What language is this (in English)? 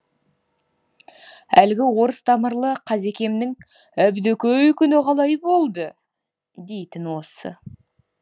Kazakh